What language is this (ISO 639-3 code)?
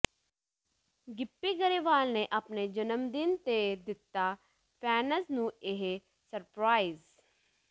pan